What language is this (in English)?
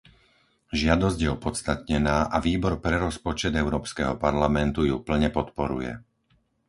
Slovak